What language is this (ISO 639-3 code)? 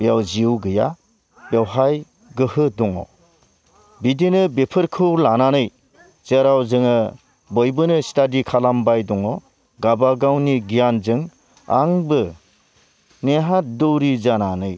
brx